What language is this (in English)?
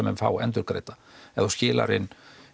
Icelandic